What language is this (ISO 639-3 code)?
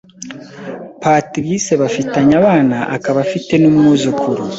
kin